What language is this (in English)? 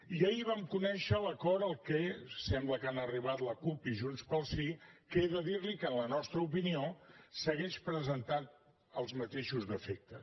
Catalan